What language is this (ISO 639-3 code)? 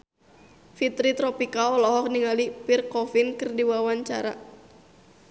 sun